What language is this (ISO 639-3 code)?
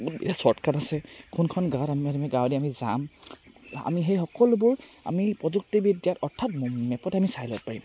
asm